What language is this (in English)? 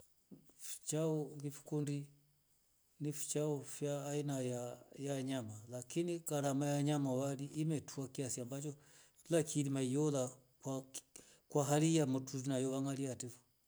Rombo